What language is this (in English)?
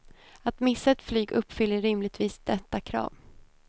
Swedish